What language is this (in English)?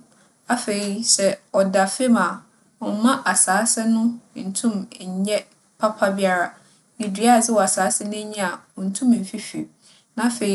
Akan